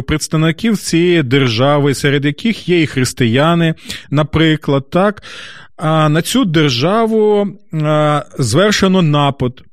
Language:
Ukrainian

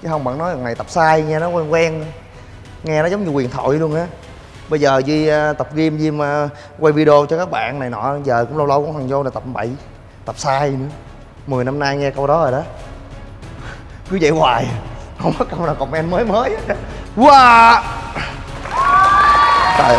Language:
Vietnamese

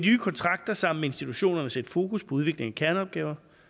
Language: Danish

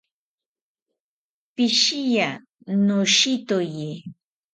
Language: South Ucayali Ashéninka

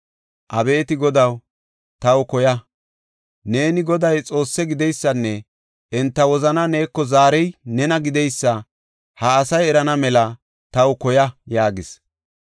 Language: Gofa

